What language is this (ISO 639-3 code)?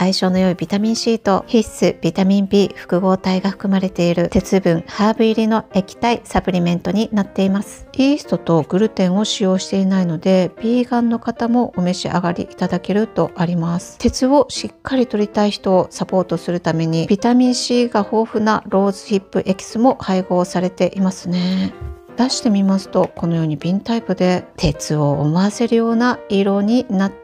jpn